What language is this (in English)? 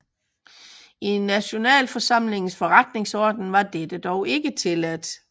Danish